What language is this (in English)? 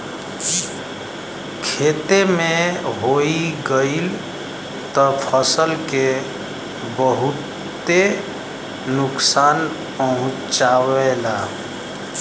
Bhojpuri